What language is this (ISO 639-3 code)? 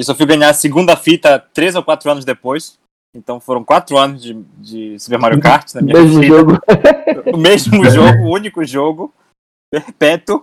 por